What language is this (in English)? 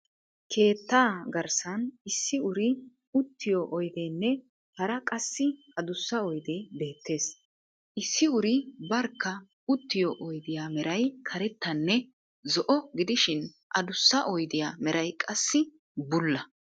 Wolaytta